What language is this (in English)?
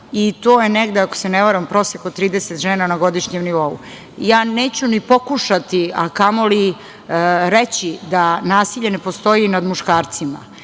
Serbian